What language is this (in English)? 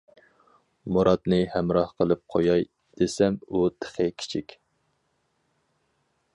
Uyghur